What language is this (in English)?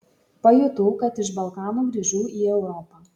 Lithuanian